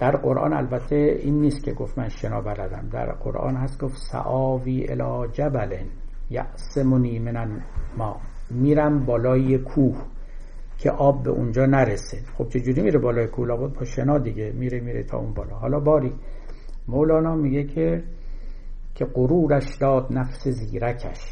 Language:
Persian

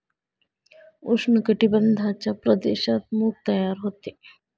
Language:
Marathi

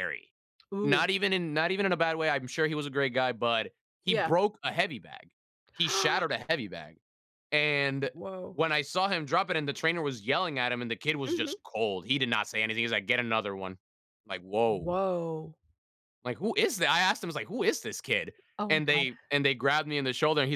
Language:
English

